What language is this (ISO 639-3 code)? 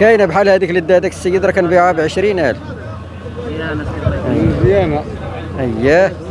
ara